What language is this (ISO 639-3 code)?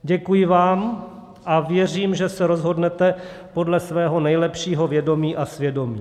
ces